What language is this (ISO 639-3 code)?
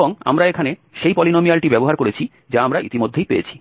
ben